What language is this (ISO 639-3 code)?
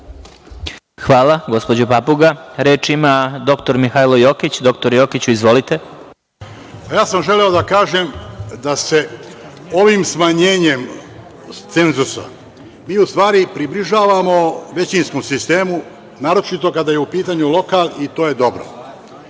srp